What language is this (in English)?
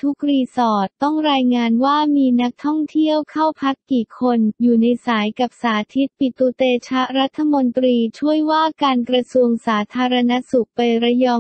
Thai